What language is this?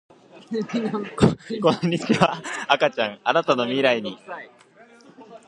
Japanese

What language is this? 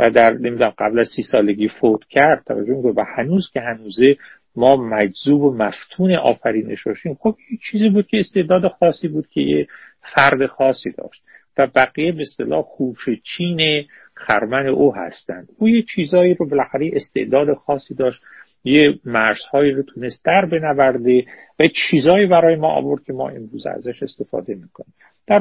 Persian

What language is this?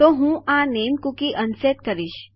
Gujarati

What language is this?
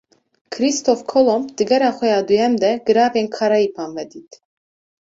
Kurdish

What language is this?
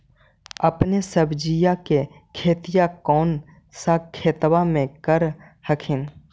Magahi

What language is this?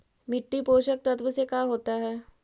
Magahi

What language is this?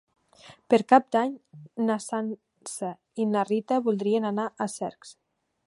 Catalan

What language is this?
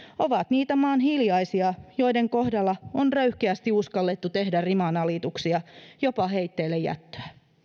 Finnish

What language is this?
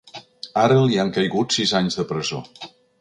Catalan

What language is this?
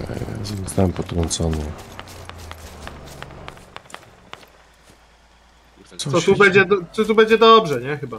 Polish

